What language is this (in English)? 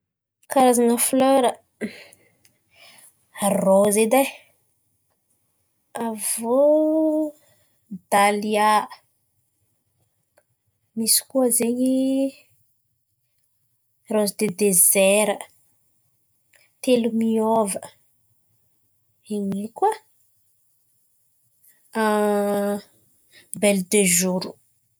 Antankarana Malagasy